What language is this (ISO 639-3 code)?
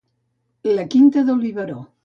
cat